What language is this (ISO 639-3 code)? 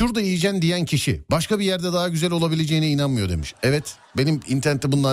tur